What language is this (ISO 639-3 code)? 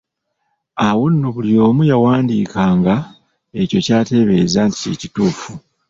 lug